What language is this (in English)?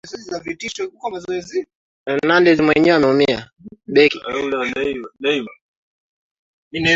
Swahili